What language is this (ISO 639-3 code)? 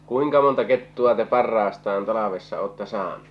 fin